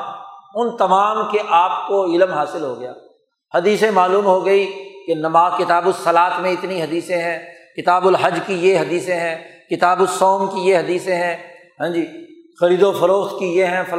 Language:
Urdu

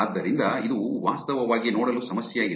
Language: Kannada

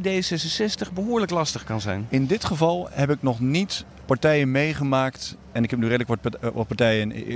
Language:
Dutch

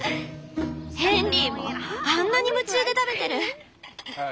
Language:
Japanese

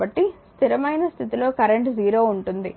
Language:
Telugu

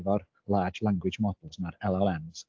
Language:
Welsh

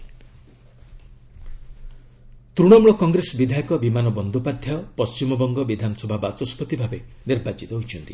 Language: Odia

